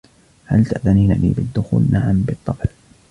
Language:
Arabic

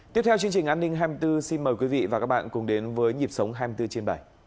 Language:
Vietnamese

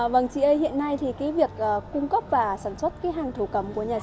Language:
Vietnamese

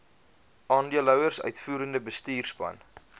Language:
Afrikaans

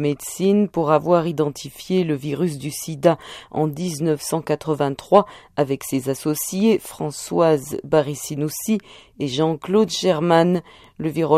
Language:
French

